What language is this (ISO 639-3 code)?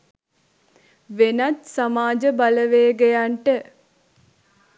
sin